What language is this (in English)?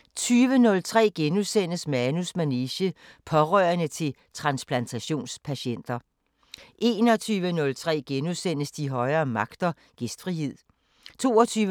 Danish